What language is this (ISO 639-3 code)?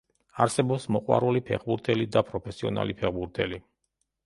kat